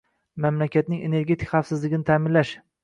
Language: Uzbek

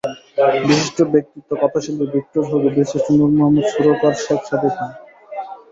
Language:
Bangla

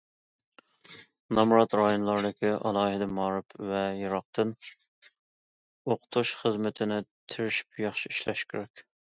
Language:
Uyghur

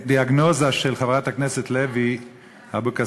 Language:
Hebrew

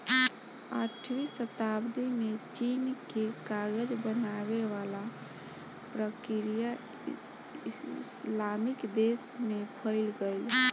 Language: Bhojpuri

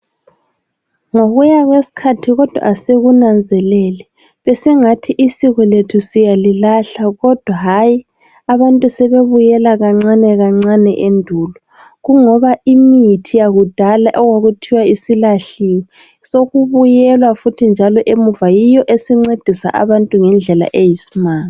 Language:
North Ndebele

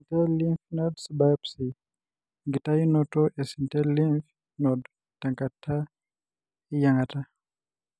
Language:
Masai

